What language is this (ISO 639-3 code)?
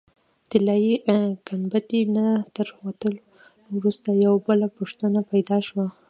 pus